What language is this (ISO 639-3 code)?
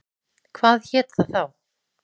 isl